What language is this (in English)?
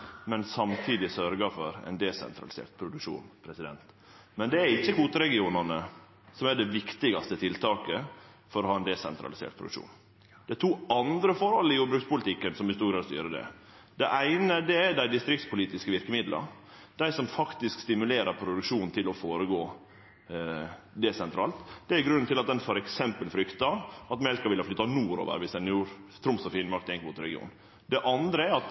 Norwegian Nynorsk